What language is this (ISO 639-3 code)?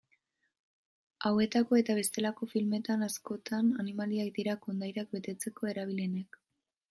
eus